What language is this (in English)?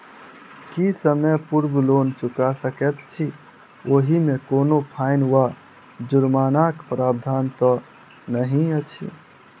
Maithili